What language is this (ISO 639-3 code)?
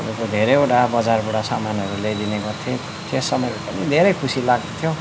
nep